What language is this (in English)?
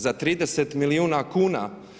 Croatian